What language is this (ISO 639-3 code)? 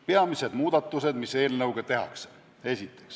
est